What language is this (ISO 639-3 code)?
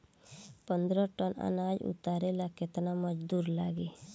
bho